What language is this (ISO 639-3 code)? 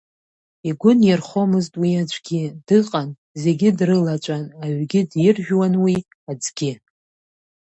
abk